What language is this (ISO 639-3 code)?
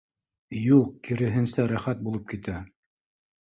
bak